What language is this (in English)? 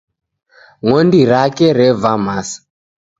Taita